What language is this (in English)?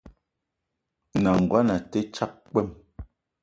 Eton (Cameroon)